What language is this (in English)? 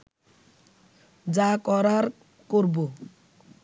Bangla